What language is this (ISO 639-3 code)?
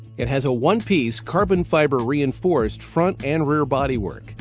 eng